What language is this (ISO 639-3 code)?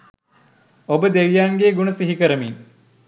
sin